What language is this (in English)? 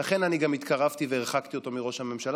Hebrew